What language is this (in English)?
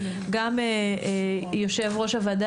Hebrew